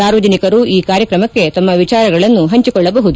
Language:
Kannada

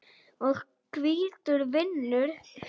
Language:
Icelandic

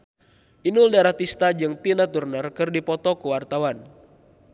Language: Sundanese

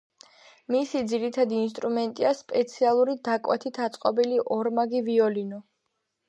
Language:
Georgian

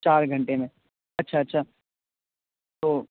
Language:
Urdu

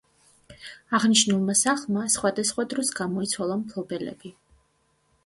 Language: Georgian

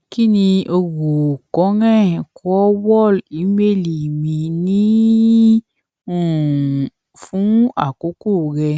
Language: Yoruba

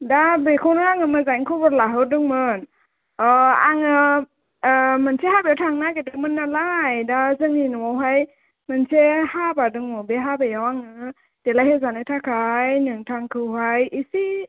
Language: Bodo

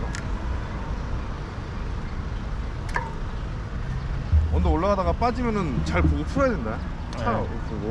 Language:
Korean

